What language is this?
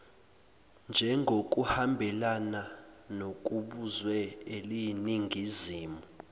Zulu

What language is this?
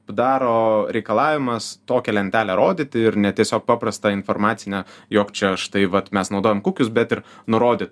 Lithuanian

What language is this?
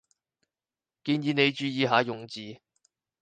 Cantonese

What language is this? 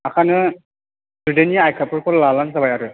Bodo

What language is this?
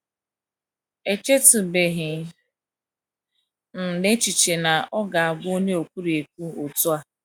Igbo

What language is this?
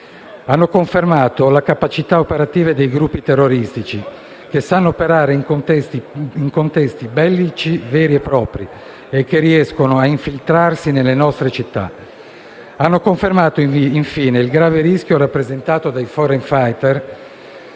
Italian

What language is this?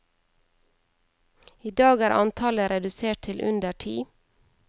Norwegian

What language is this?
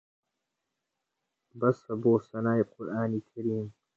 Central Kurdish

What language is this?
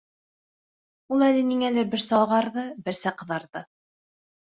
Bashkir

